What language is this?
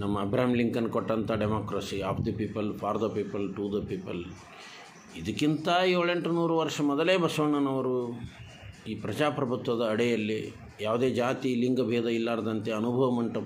Hindi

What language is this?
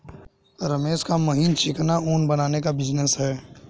Hindi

